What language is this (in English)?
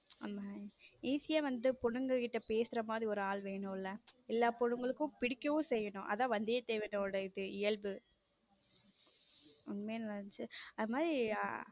Tamil